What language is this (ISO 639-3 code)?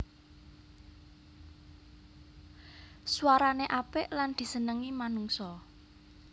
jav